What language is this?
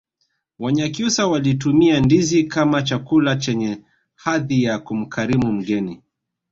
Swahili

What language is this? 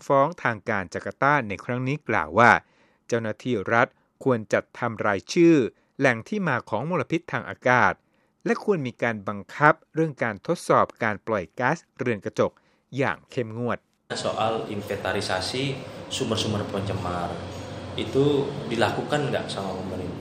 Thai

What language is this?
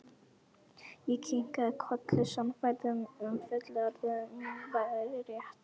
Icelandic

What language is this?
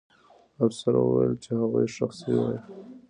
Pashto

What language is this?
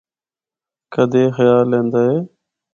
Northern Hindko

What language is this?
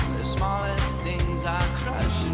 English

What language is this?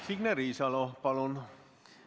Estonian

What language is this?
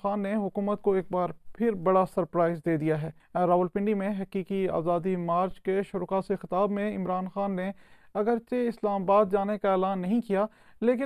Urdu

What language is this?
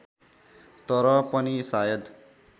Nepali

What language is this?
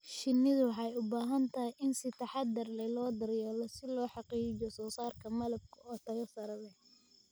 Somali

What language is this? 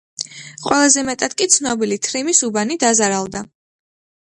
Georgian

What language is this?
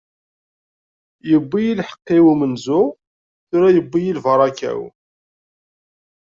Kabyle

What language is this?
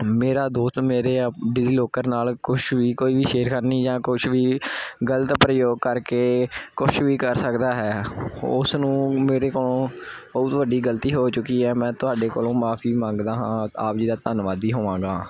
Punjabi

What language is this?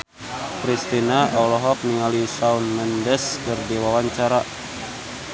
Sundanese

